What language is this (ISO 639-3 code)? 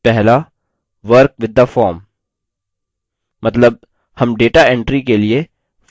hin